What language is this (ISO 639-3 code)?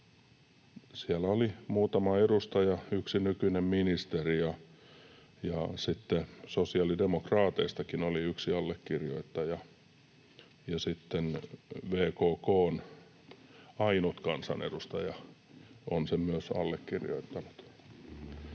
fin